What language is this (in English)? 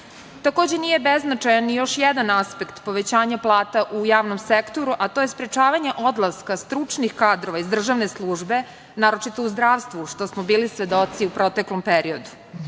Serbian